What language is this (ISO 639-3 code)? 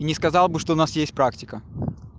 rus